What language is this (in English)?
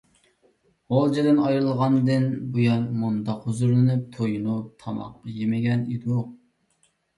Uyghur